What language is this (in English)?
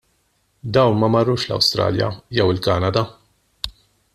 Maltese